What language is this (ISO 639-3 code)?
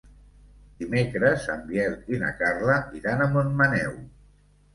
cat